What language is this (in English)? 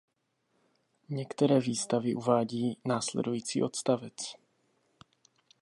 Czech